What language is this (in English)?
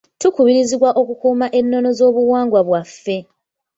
Ganda